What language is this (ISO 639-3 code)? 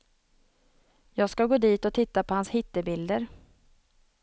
swe